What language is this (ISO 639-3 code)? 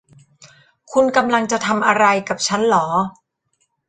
tha